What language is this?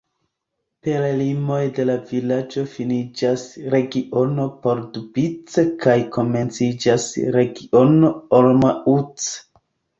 Esperanto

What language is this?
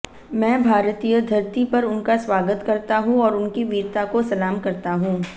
Hindi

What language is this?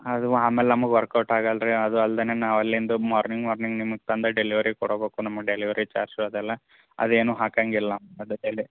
Kannada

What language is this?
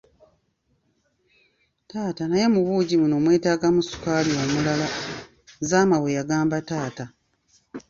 Ganda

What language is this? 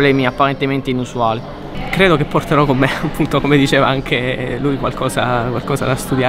Italian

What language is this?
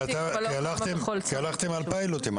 Hebrew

